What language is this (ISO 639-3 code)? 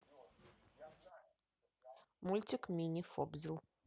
rus